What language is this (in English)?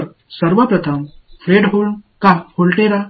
Tamil